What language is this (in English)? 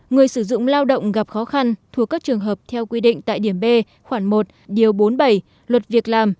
Vietnamese